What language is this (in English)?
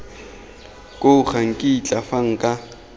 Tswana